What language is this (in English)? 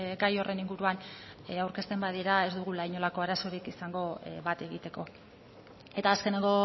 Basque